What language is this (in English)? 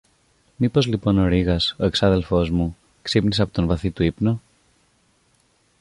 Greek